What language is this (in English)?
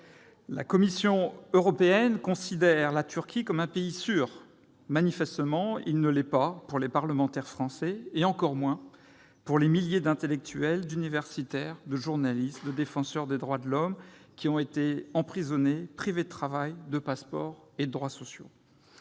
French